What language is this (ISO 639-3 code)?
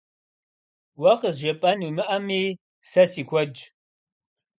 kbd